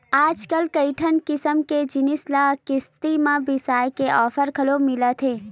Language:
Chhattisgarhi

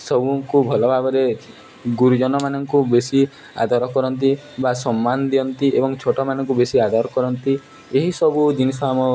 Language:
Odia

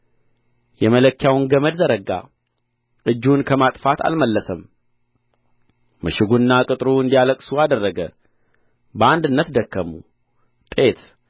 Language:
Amharic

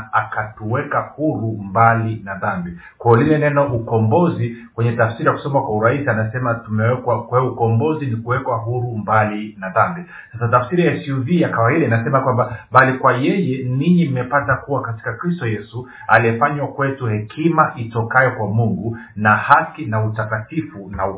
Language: Swahili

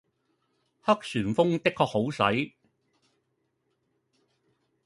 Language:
Cantonese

